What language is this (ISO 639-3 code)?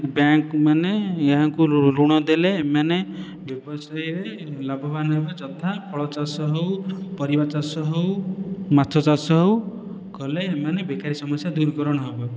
ori